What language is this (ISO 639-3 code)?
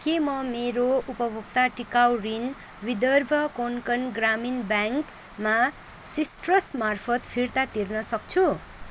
nep